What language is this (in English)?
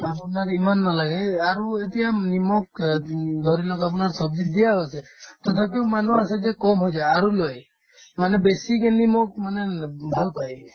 Assamese